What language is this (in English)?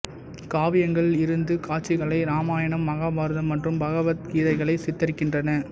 Tamil